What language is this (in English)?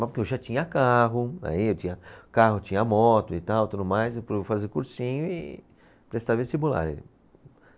Portuguese